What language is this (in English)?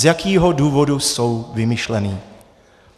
Czech